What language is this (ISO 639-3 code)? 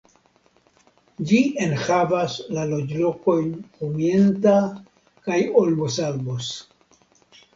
epo